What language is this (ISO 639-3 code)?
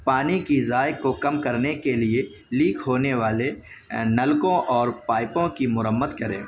urd